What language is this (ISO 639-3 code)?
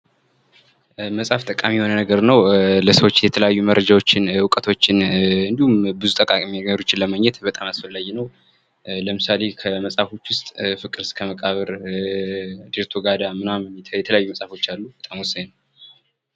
amh